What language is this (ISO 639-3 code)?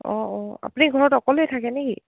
asm